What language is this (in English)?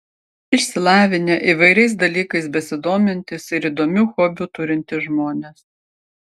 Lithuanian